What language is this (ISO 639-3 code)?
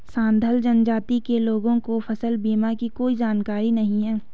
hin